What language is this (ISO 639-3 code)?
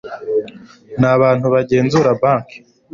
kin